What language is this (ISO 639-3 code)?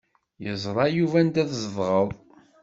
kab